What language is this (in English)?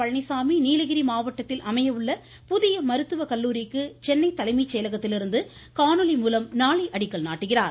Tamil